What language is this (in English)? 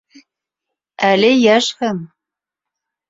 Bashkir